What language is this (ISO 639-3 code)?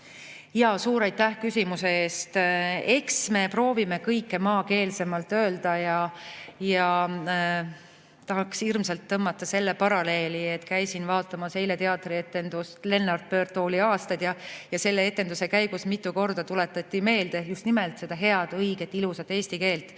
est